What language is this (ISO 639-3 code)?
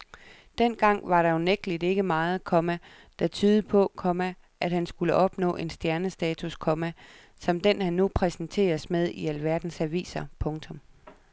dan